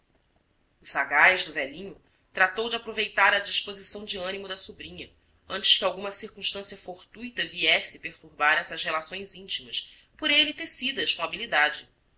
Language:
Portuguese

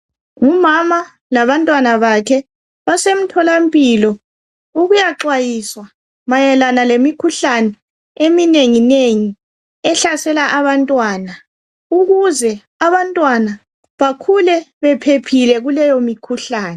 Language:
North Ndebele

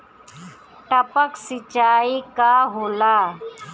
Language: Bhojpuri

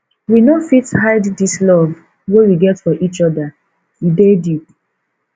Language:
Nigerian Pidgin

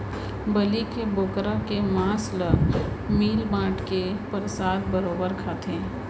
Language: Chhattisgarhi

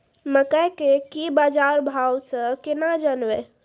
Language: Maithili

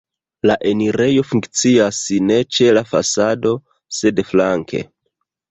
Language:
Esperanto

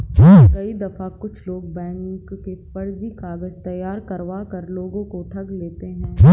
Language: Hindi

